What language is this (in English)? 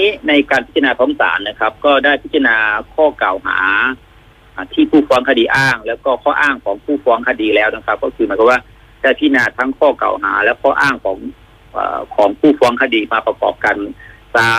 Thai